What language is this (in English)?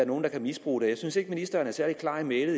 Danish